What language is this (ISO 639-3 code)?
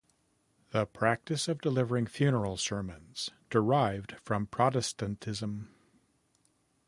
eng